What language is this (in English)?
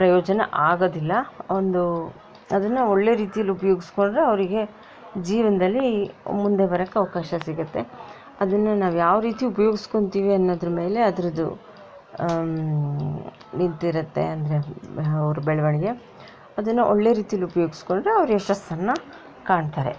Kannada